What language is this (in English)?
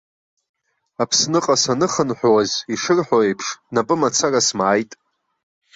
Abkhazian